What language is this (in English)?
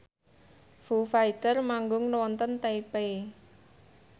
Javanese